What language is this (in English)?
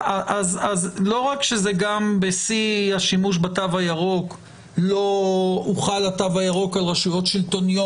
Hebrew